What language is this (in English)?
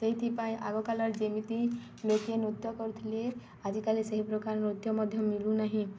Odia